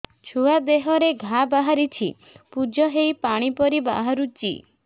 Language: Odia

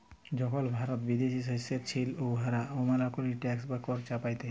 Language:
Bangla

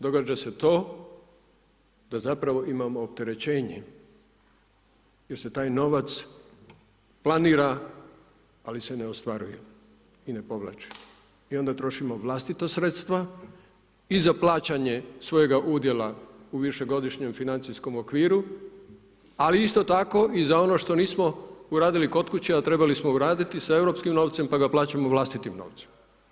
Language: Croatian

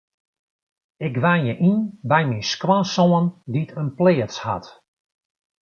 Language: Western Frisian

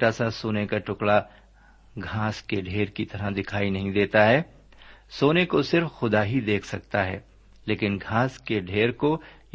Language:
Urdu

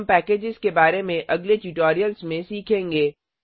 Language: Hindi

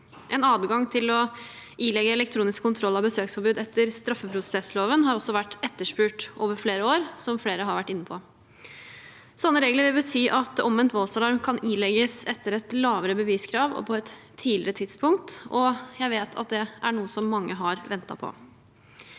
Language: Norwegian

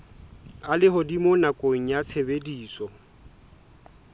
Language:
Southern Sotho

